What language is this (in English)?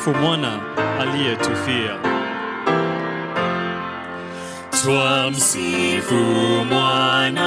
Swahili